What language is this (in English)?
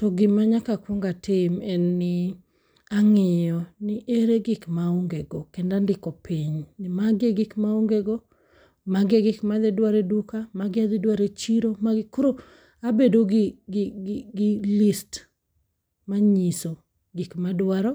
Luo (Kenya and Tanzania)